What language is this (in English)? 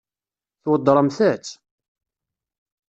Kabyle